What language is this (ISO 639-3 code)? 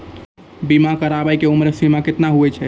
mai